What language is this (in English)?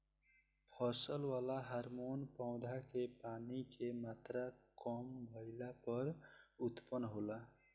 Bhojpuri